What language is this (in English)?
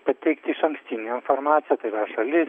Lithuanian